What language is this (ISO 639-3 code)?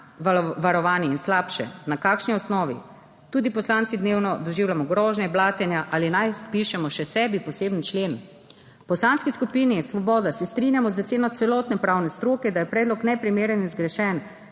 slv